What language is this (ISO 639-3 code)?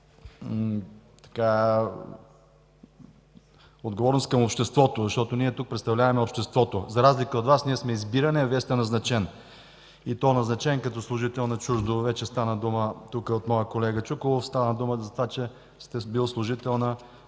bul